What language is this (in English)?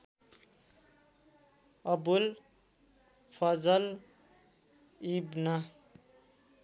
Nepali